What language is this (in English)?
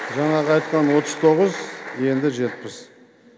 Kazakh